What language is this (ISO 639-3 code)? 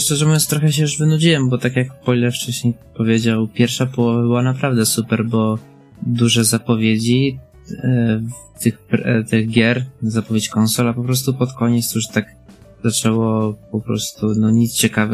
pol